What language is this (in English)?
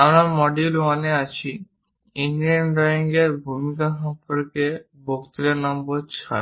Bangla